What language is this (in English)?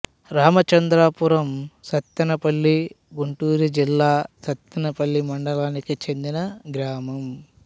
Telugu